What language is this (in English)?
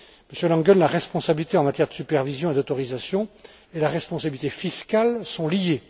French